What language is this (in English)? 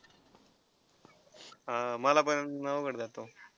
Marathi